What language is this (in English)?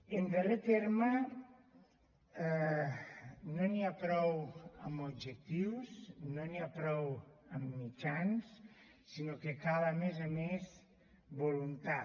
Catalan